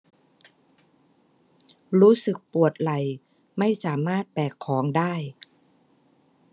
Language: Thai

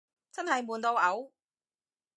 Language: Cantonese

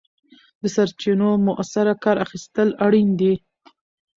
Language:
Pashto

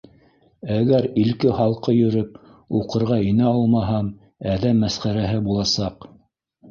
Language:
Bashkir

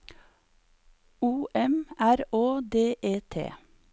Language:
Norwegian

